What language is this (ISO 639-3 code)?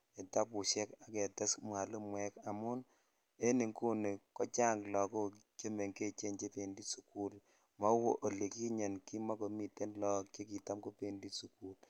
kln